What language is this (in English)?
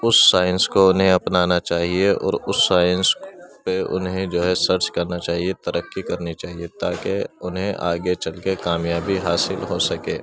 Urdu